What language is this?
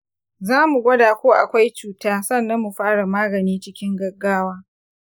Hausa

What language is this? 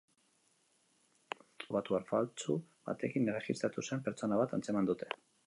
Basque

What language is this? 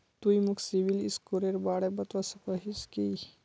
Magahi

